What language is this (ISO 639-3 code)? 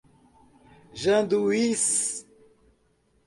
por